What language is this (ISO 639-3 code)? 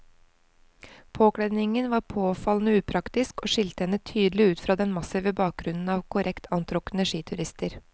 nor